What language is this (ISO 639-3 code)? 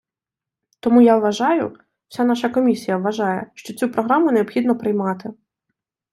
ukr